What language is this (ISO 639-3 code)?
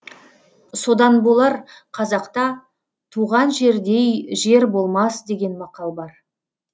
kaz